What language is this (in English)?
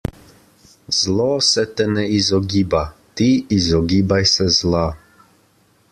Slovenian